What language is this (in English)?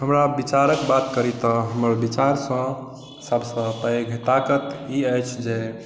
Maithili